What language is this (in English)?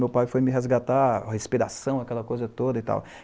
Portuguese